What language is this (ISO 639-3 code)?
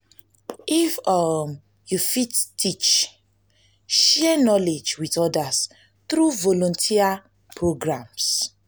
pcm